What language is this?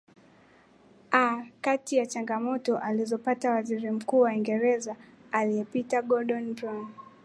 Swahili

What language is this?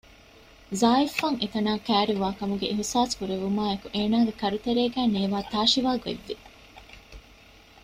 Divehi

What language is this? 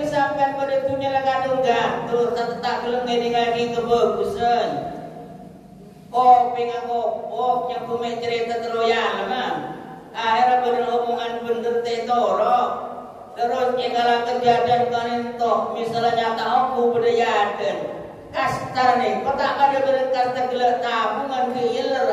Indonesian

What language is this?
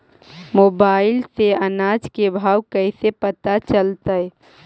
Magahi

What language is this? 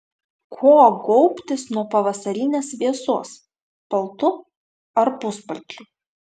Lithuanian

